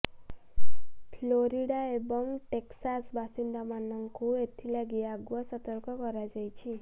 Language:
Odia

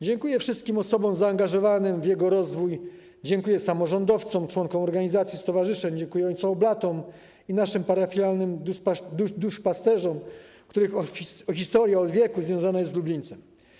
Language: Polish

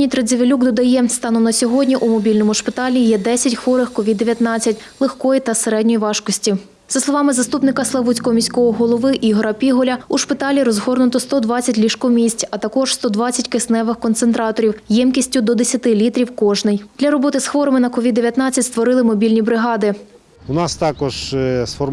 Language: Ukrainian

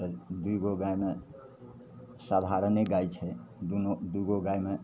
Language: Maithili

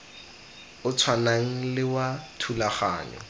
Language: Tswana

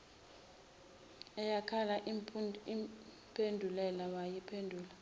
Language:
Zulu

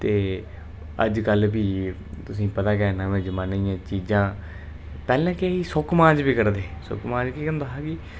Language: Dogri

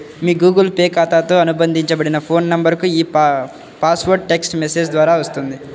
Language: Telugu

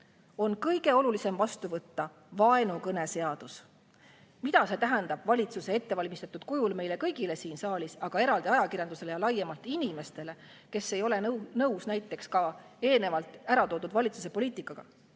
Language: Estonian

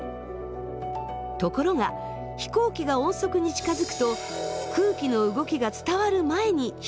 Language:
Japanese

